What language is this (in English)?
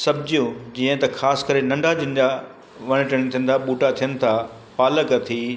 Sindhi